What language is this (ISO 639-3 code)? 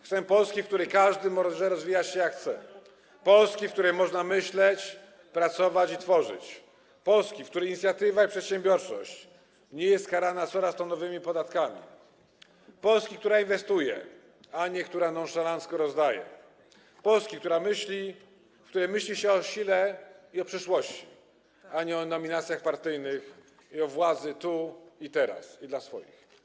pol